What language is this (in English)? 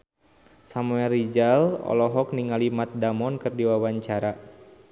Sundanese